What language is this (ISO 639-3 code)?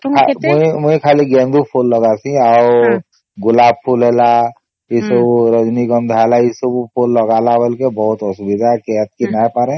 ori